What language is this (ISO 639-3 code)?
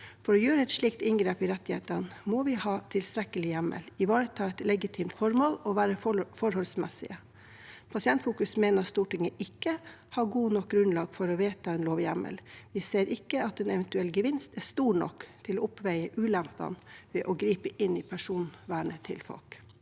nor